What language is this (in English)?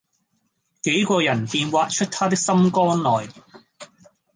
Cantonese